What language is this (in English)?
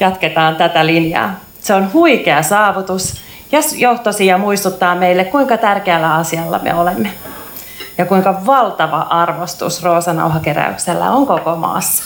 Finnish